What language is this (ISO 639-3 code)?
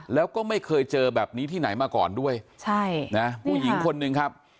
tha